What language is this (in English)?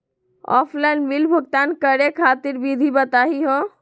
Magahi